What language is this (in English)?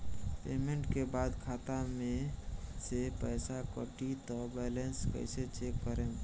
Bhojpuri